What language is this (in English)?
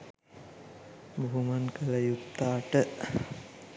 Sinhala